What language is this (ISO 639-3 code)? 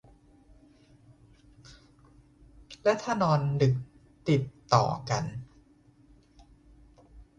tha